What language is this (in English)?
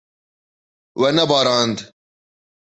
Kurdish